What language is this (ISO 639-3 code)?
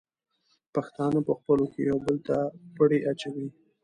pus